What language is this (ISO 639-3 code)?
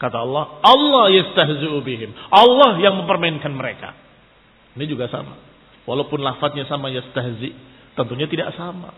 ind